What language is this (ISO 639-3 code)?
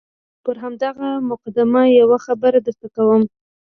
pus